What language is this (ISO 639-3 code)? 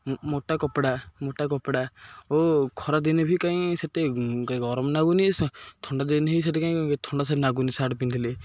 ori